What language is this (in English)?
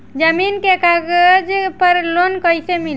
Bhojpuri